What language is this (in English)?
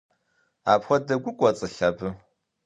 Kabardian